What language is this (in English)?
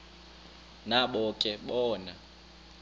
Xhosa